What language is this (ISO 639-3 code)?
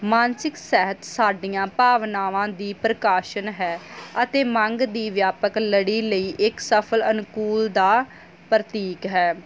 pan